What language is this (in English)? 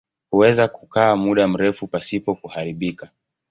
Swahili